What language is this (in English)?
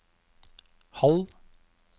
Norwegian